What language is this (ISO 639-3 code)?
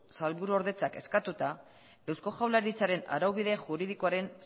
eus